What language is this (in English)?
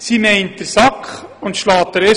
Swiss German